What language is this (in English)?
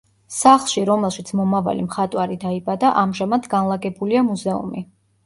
Georgian